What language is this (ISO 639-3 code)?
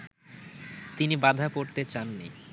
ben